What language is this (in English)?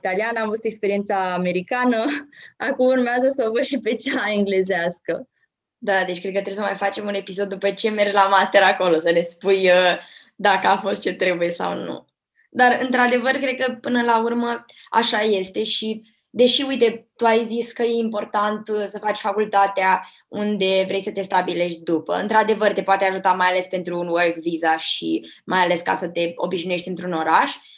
Romanian